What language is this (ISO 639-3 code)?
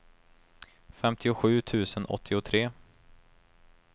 swe